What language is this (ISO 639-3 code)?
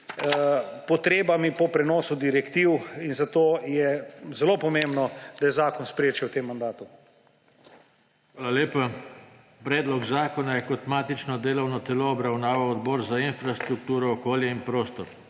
slv